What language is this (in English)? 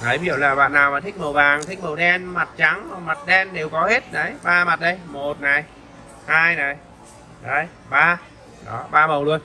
Vietnamese